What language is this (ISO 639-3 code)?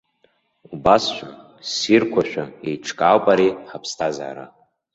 abk